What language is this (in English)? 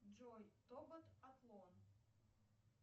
Russian